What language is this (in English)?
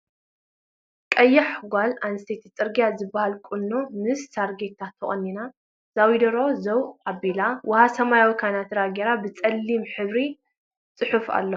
Tigrinya